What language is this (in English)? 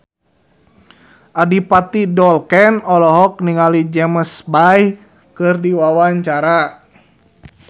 Sundanese